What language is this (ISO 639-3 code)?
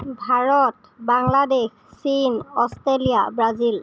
asm